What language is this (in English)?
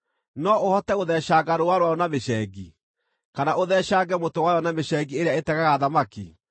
Kikuyu